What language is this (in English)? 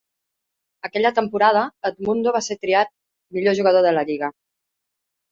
Catalan